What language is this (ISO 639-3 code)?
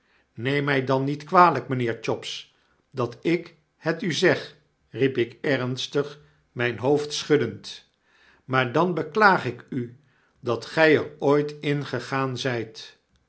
nld